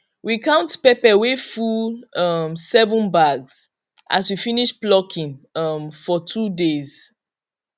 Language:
Nigerian Pidgin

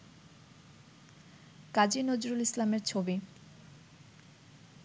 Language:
Bangla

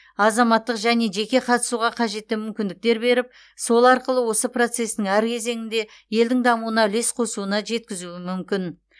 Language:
Kazakh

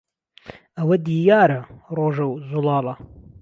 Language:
Central Kurdish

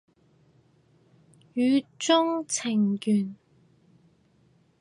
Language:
Cantonese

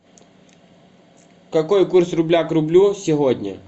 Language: Russian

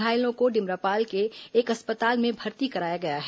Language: Hindi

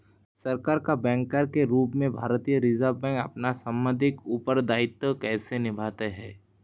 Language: Hindi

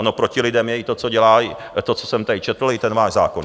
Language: Czech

